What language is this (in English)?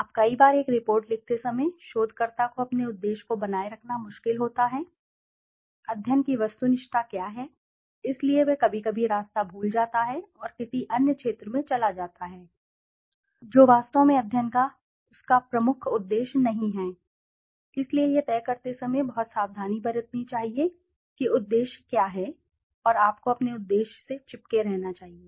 Hindi